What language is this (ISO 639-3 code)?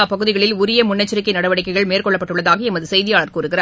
tam